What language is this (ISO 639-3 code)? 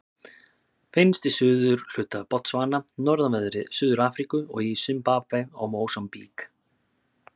isl